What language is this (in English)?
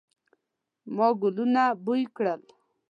Pashto